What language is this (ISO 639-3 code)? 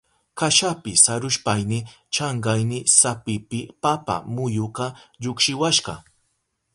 qup